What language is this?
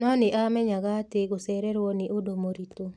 Kikuyu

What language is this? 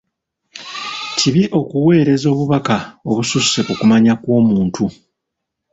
Ganda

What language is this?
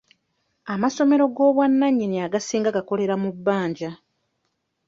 Ganda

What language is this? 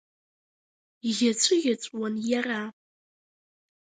Abkhazian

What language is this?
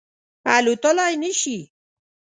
Pashto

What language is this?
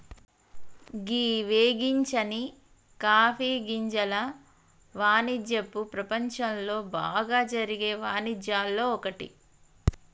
Telugu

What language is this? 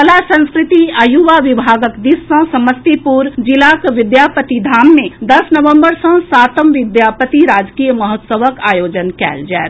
Maithili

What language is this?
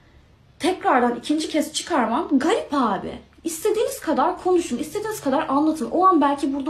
Turkish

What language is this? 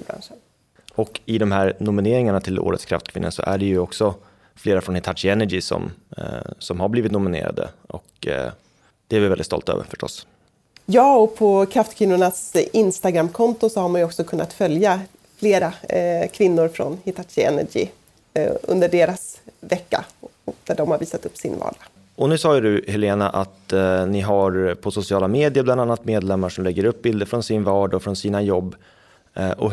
Swedish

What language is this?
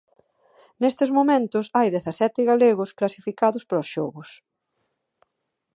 Galician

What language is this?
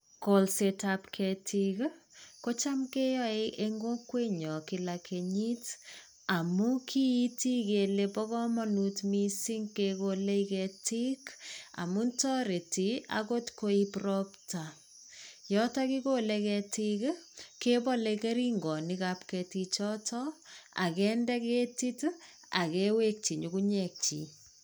Kalenjin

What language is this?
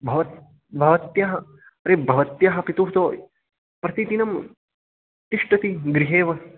Sanskrit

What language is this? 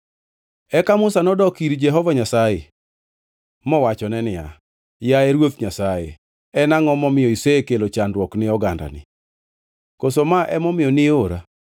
Luo (Kenya and Tanzania)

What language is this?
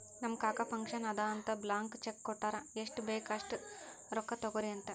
Kannada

